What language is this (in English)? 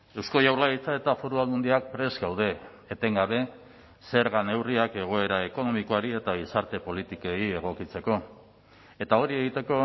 Basque